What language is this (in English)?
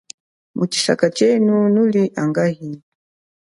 Chokwe